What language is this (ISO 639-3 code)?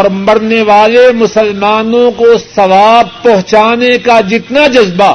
urd